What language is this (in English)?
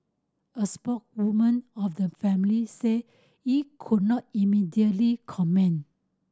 English